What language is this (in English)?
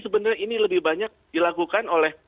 Indonesian